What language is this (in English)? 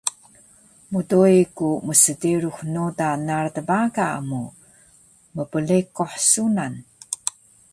Taroko